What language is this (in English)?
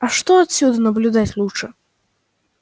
Russian